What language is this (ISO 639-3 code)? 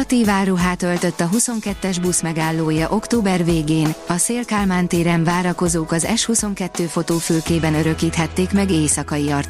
hun